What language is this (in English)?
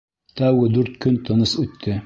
Bashkir